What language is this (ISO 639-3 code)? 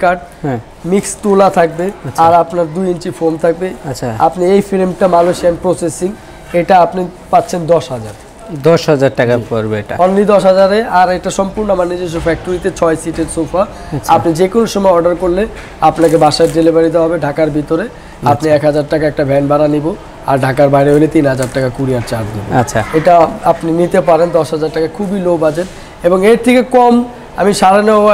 hin